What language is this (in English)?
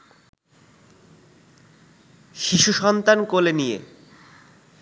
Bangla